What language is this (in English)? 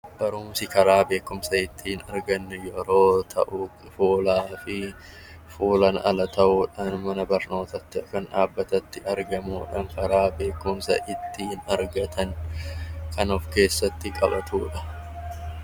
Oromo